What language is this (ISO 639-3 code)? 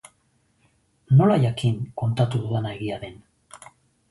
eus